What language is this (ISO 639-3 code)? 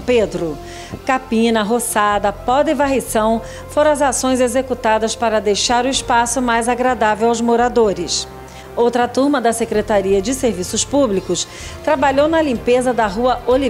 por